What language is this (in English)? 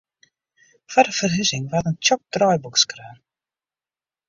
Western Frisian